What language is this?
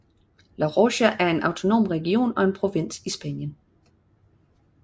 Danish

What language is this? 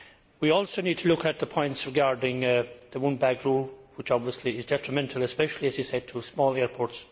English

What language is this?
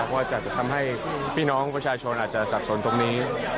Thai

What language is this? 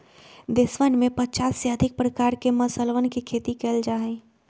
Magahi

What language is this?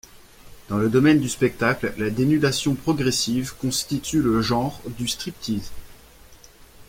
French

